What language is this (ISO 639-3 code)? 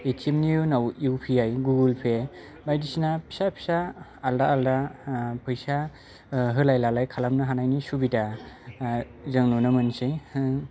brx